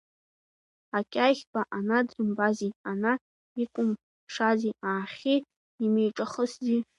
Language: Abkhazian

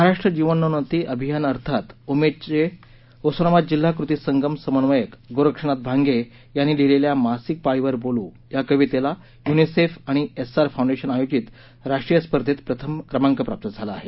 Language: Marathi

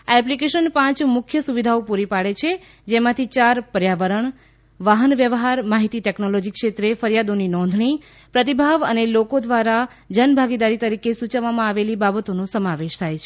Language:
Gujarati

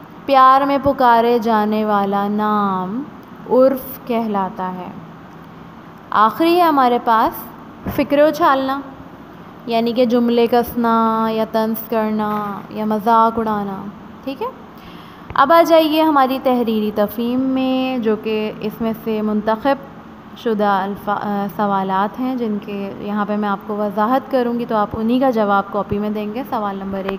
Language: Hindi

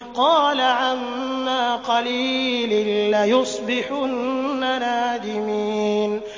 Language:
Arabic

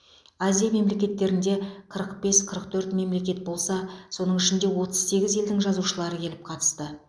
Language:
Kazakh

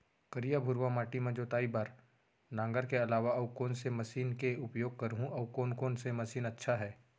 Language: Chhattisgarhi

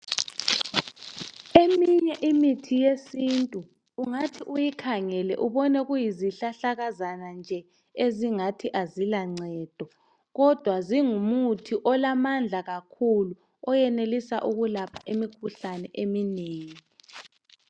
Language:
North Ndebele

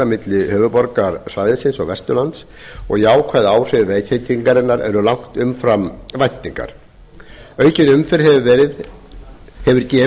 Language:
Icelandic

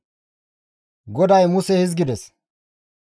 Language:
Gamo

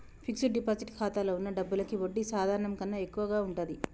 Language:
Telugu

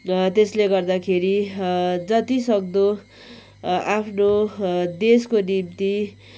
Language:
Nepali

